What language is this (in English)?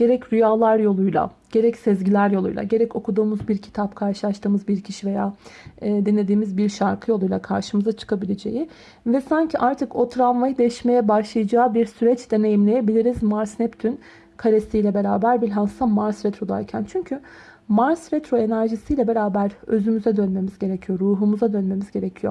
Turkish